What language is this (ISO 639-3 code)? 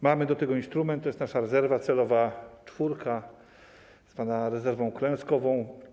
pol